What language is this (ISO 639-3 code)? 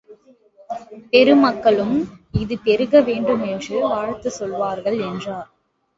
tam